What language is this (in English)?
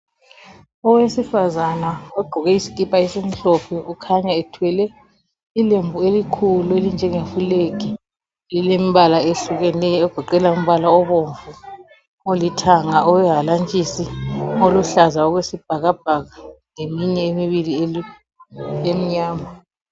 North Ndebele